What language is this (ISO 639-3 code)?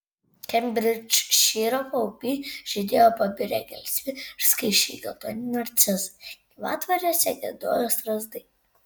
lit